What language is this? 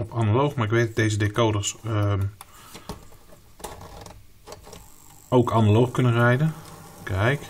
Dutch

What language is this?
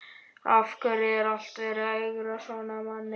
Icelandic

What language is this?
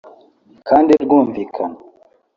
Kinyarwanda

